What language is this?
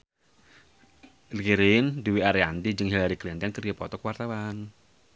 Sundanese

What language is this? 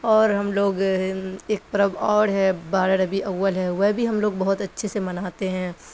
Urdu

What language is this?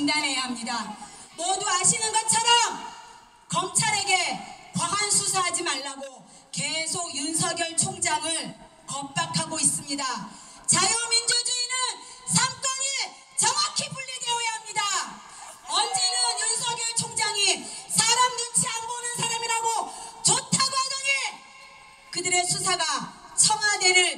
Korean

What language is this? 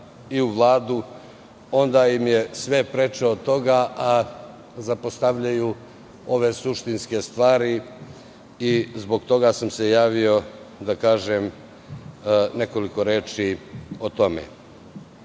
Serbian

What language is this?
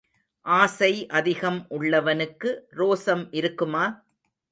Tamil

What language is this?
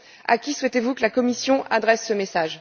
French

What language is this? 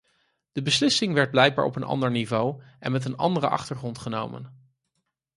Dutch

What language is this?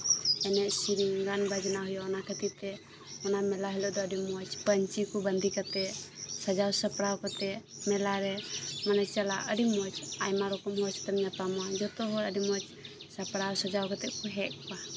Santali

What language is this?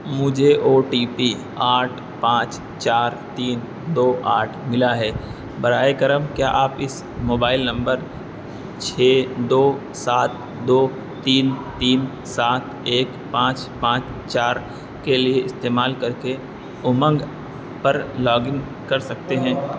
Urdu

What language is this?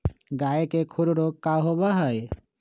Magahi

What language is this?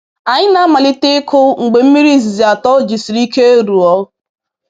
Igbo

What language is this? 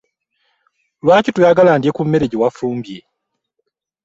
Ganda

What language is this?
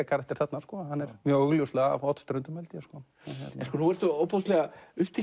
Icelandic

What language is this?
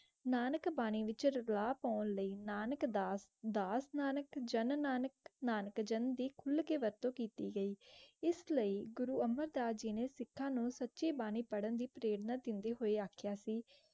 Punjabi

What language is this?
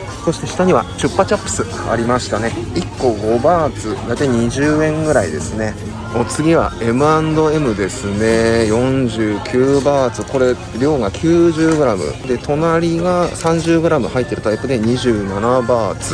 Japanese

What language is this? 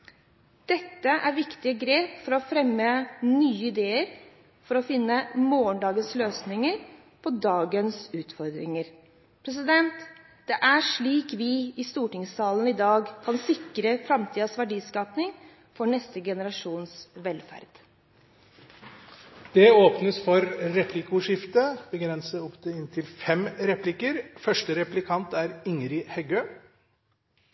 Norwegian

